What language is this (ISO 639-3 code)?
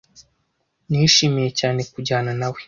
kin